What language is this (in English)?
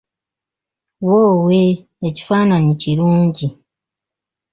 Ganda